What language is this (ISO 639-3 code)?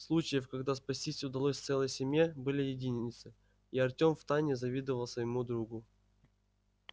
rus